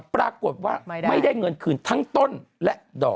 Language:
Thai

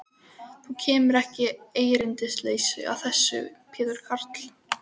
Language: Icelandic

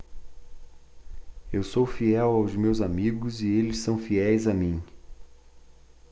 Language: Portuguese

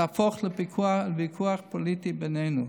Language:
Hebrew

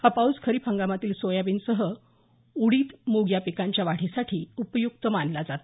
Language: Marathi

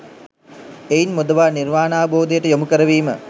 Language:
Sinhala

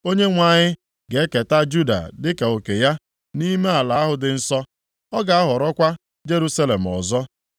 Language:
Igbo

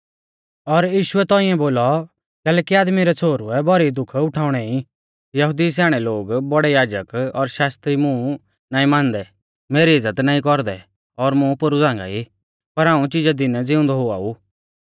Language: Mahasu Pahari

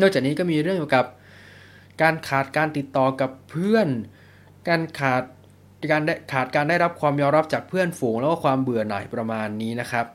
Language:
Thai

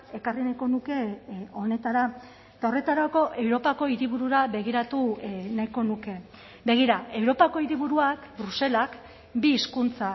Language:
Basque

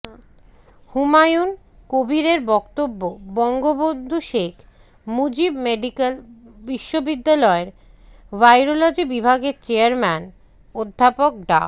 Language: Bangla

